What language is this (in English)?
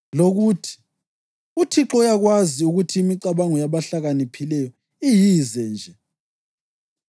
North Ndebele